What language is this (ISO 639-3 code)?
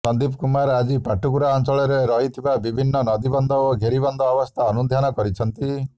ori